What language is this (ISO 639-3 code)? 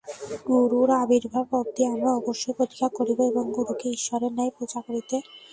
ben